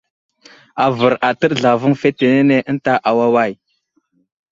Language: Wuzlam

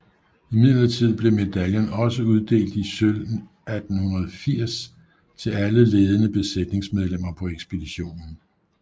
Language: Danish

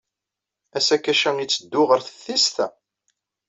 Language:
Kabyle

